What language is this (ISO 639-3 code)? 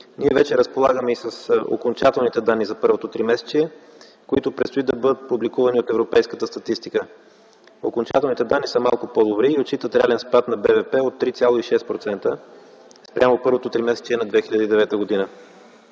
bul